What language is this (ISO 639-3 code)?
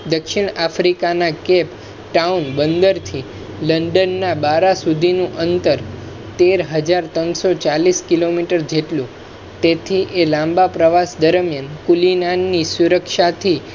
guj